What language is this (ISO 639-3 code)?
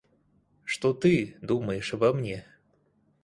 rus